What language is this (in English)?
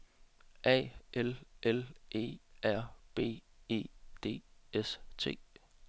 Danish